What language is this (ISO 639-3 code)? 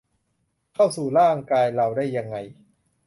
tha